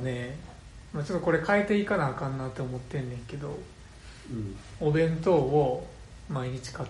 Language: Japanese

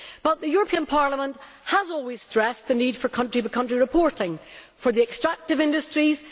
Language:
English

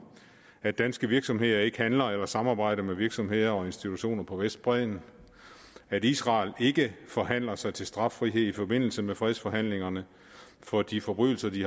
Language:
Danish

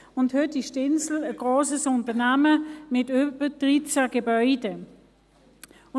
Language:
Swiss German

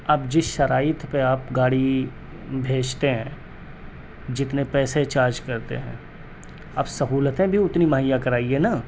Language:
Urdu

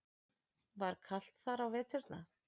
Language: Icelandic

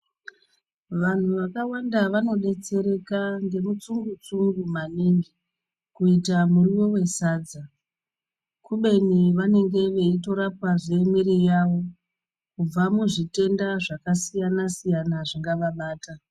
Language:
Ndau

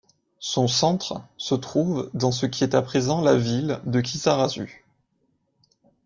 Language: French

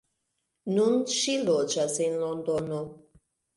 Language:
Esperanto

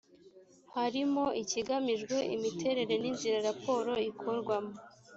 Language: Kinyarwanda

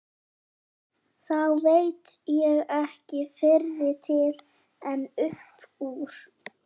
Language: Icelandic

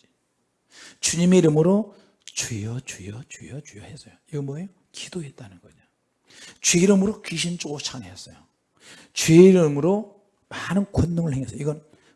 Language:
Korean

